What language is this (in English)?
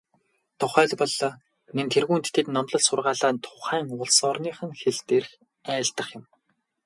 Mongolian